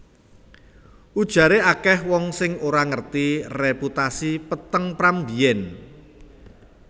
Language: Javanese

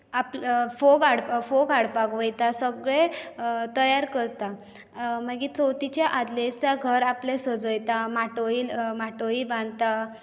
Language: Konkani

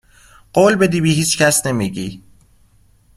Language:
Persian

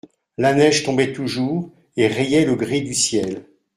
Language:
French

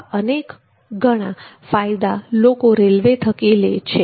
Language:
Gujarati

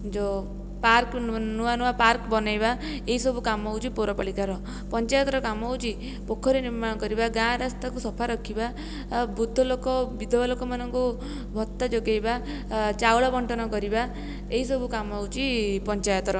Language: Odia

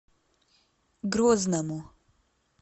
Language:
Russian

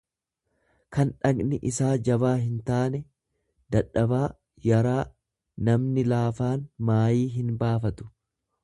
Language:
Oromo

